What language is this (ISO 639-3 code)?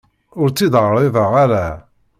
kab